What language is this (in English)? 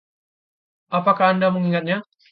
Indonesian